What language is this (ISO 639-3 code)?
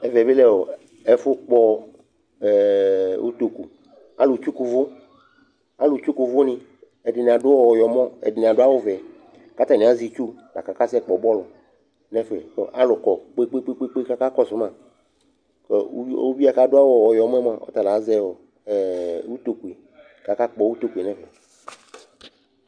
kpo